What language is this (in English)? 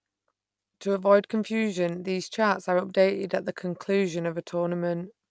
English